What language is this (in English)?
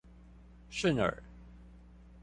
Chinese